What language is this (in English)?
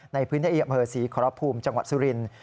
Thai